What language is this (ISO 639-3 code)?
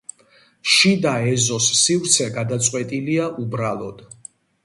kat